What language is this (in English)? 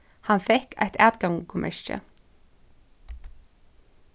Faroese